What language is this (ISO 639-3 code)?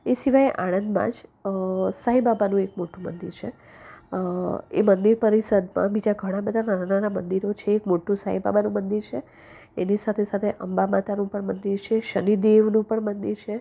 guj